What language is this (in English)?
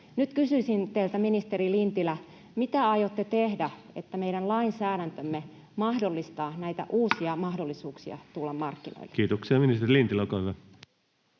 Finnish